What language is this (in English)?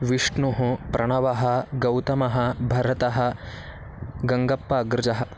Sanskrit